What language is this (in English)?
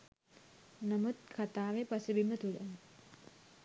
Sinhala